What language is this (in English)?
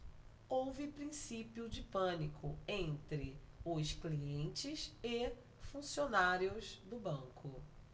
Portuguese